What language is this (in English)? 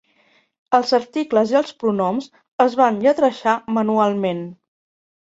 Catalan